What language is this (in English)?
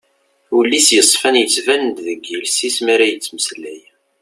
Kabyle